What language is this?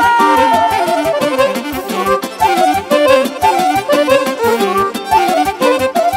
Romanian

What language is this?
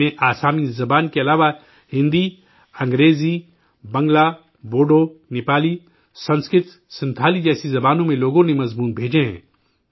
Urdu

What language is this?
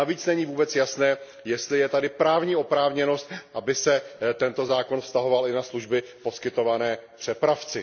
Czech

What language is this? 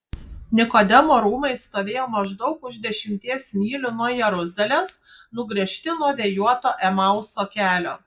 Lithuanian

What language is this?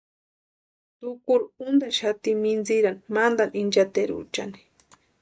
Western Highland Purepecha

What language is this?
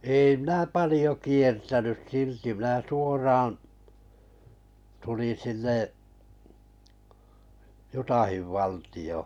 Finnish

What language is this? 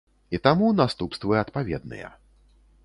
Belarusian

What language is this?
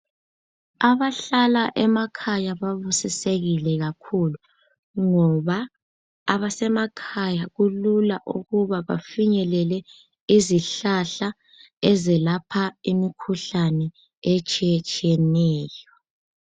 North Ndebele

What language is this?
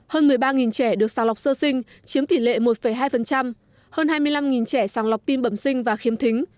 Vietnamese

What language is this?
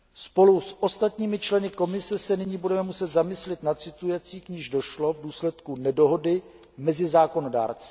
Czech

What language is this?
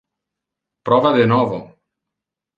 Interlingua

